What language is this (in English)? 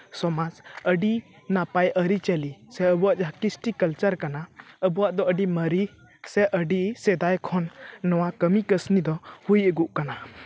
Santali